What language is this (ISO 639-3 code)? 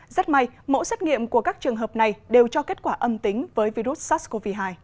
vie